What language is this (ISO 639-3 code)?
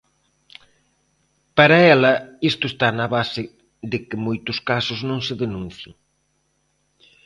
glg